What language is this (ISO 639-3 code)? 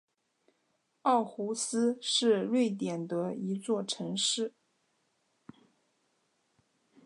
zho